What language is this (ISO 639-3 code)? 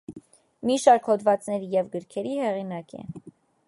hye